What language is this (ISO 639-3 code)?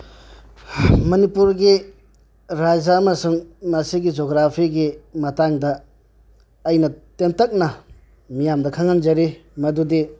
mni